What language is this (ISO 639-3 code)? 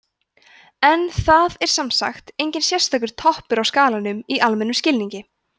isl